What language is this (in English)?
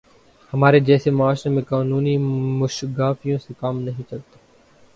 Urdu